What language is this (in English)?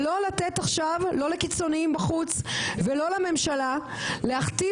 Hebrew